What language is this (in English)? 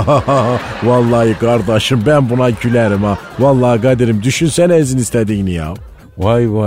Turkish